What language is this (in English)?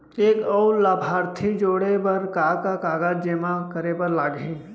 Chhattisgarhi